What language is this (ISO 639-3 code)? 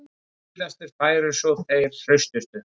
isl